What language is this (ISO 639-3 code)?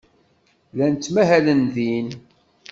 kab